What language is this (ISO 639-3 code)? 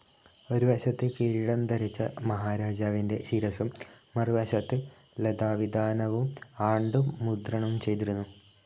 mal